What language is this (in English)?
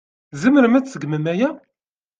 Kabyle